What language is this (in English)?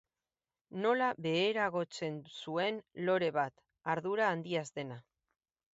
Basque